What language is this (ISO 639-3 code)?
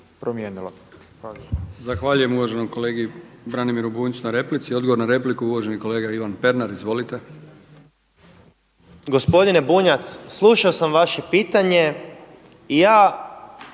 hrv